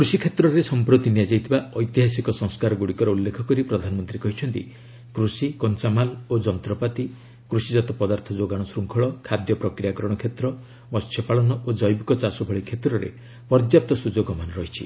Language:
Odia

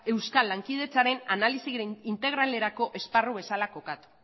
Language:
Basque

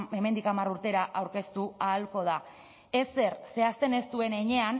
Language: Basque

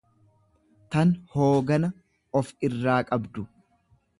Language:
Oromo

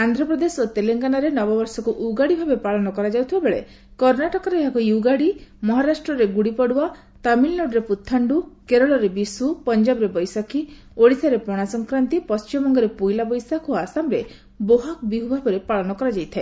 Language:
Odia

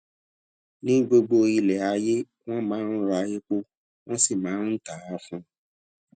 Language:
Yoruba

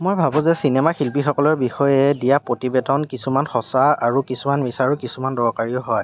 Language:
Assamese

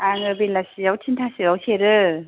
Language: Bodo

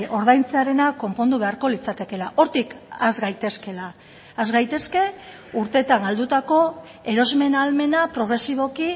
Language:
Basque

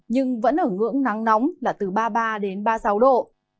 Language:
Vietnamese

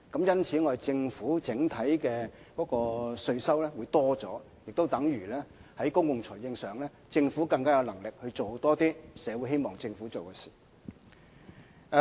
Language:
Cantonese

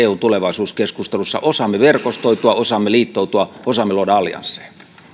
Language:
Finnish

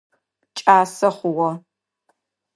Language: Adyghe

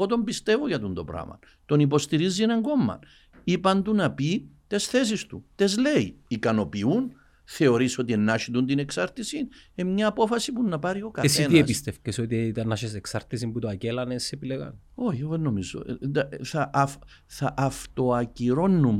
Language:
Greek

